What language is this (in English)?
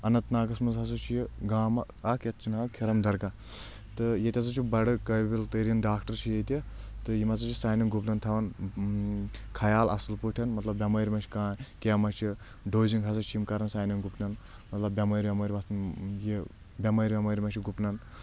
Kashmiri